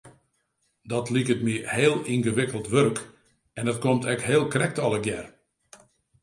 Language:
Western Frisian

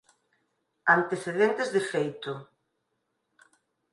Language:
Galician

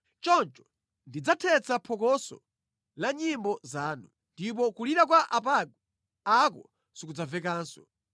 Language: Nyanja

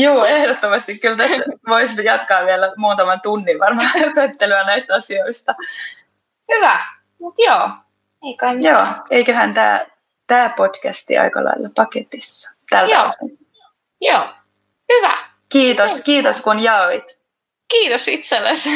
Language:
Finnish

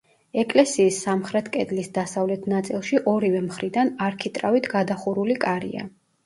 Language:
Georgian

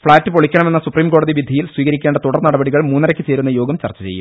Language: Malayalam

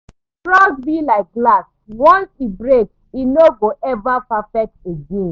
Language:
Nigerian Pidgin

